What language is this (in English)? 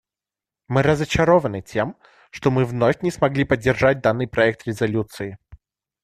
Russian